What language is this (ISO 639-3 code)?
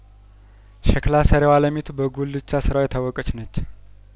amh